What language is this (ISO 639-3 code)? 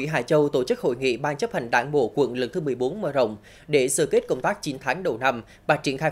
vie